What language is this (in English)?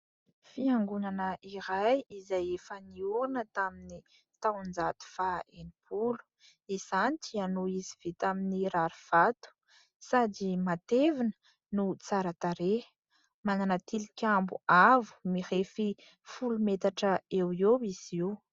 Malagasy